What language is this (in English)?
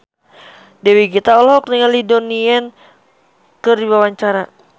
Sundanese